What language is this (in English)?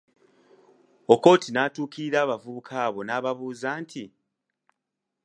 Ganda